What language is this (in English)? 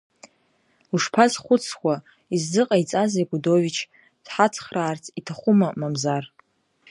Abkhazian